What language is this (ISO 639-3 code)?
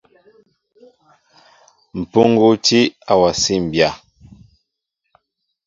mbo